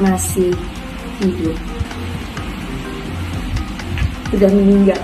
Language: Indonesian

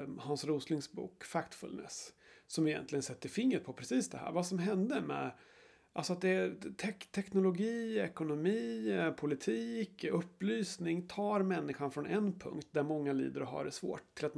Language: Swedish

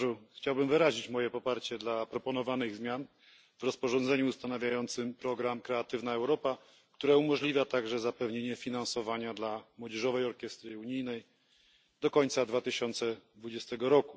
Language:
Polish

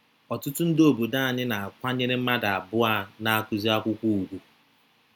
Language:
Igbo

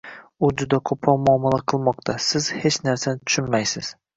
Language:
Uzbek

